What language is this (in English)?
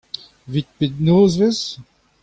Breton